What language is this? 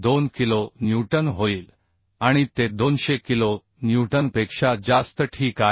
Marathi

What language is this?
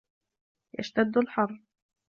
Arabic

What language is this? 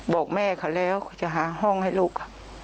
Thai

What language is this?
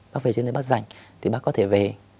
Vietnamese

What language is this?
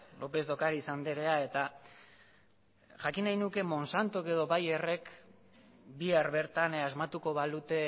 Basque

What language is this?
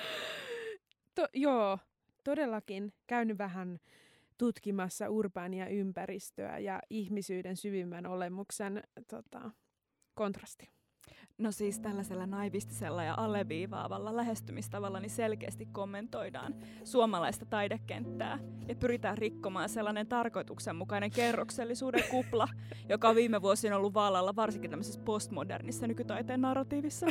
Finnish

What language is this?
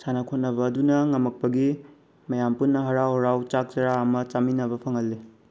Manipuri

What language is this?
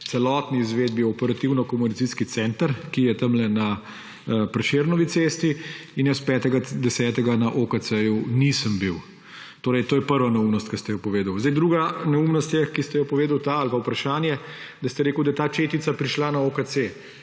Slovenian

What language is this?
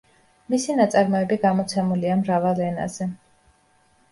Georgian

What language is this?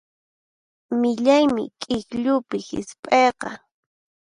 Puno Quechua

